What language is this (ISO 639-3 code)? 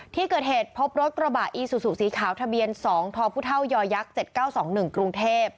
tha